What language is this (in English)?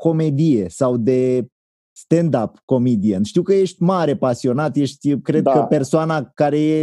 Romanian